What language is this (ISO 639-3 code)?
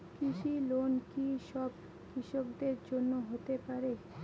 ben